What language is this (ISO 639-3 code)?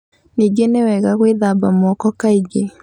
kik